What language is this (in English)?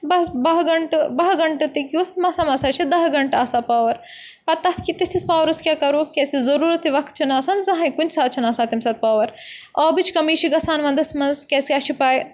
Kashmiri